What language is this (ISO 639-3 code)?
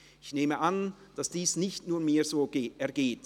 gsw